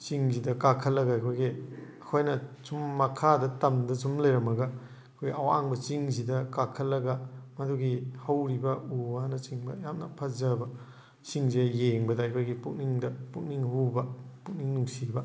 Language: Manipuri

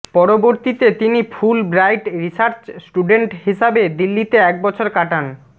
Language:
Bangla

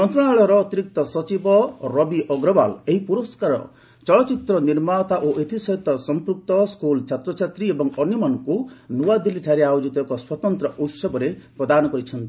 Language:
Odia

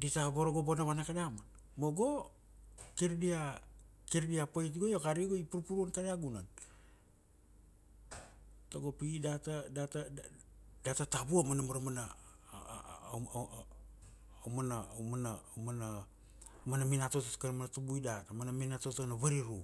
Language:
Kuanua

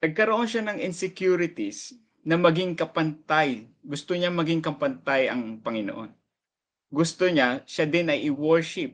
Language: Filipino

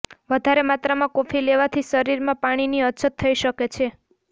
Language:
Gujarati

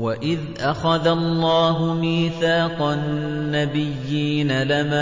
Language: Arabic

